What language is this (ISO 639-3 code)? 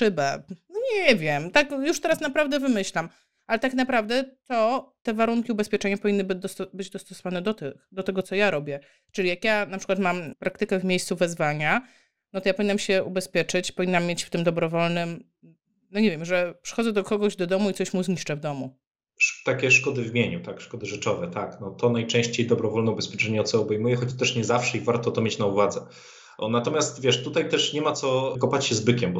pol